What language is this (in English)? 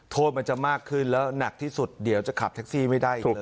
Thai